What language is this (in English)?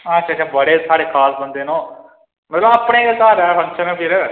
Dogri